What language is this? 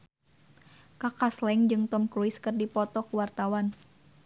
Sundanese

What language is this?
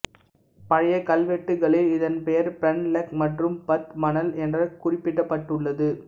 Tamil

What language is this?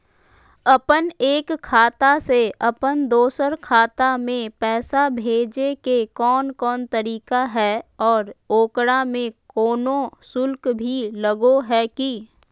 Magahi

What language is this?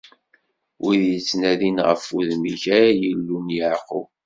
Kabyle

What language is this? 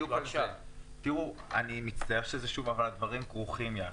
Hebrew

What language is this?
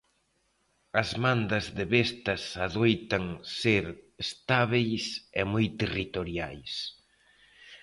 Galician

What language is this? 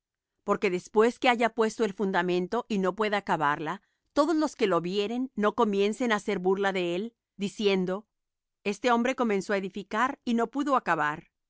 Spanish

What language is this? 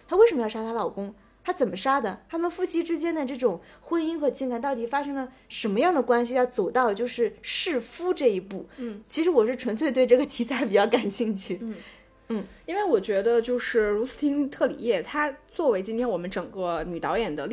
Chinese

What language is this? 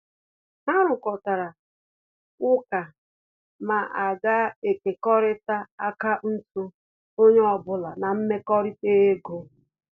Igbo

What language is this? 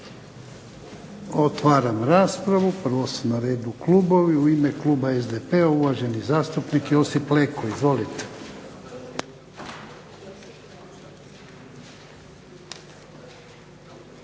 Croatian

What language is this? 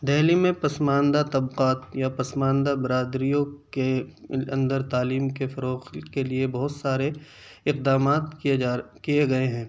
Urdu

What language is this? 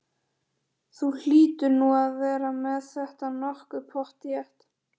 Icelandic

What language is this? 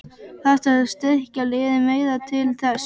Icelandic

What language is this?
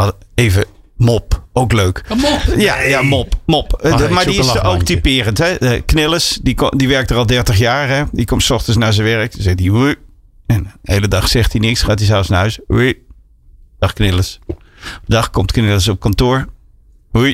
Dutch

